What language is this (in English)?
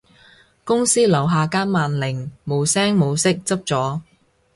Cantonese